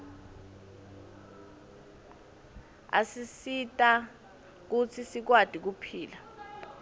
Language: Swati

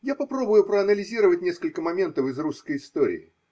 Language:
Russian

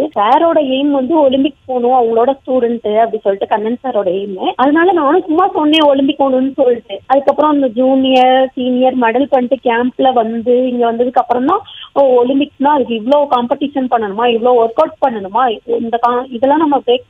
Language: Tamil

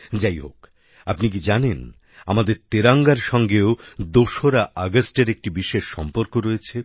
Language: Bangla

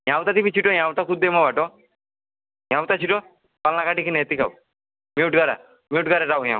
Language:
Nepali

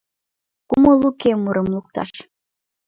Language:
Mari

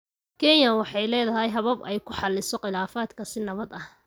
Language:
Somali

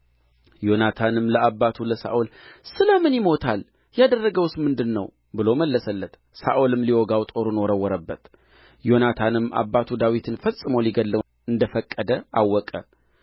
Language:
Amharic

